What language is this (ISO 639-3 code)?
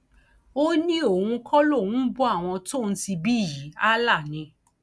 yor